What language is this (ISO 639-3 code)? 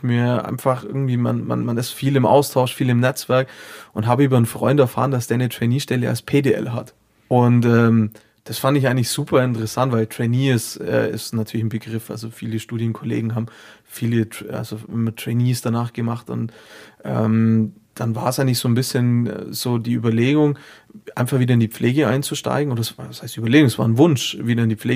deu